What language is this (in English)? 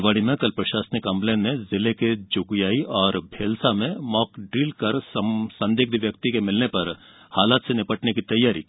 Hindi